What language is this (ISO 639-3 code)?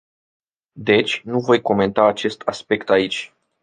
ron